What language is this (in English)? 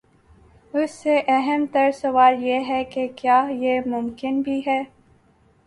Urdu